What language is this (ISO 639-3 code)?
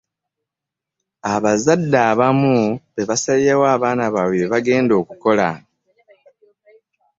lug